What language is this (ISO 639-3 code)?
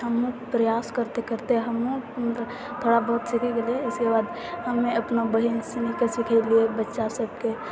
mai